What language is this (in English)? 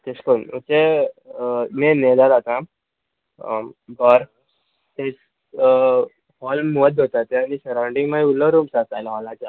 Konkani